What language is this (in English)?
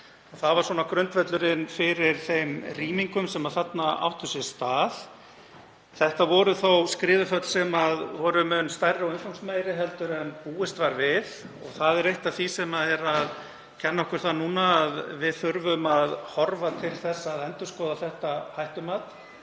Icelandic